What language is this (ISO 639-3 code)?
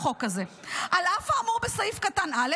heb